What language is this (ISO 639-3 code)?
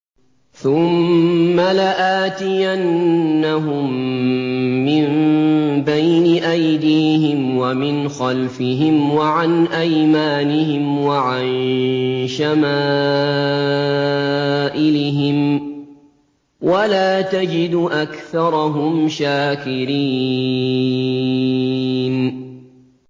ara